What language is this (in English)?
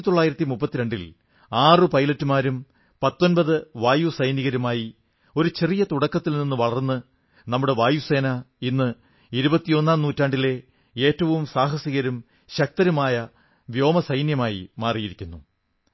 Malayalam